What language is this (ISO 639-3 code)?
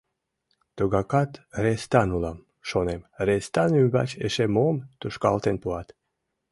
chm